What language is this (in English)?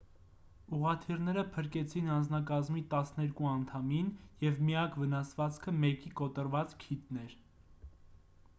Armenian